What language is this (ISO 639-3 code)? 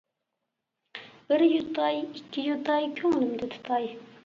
uig